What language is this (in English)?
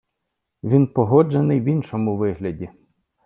Ukrainian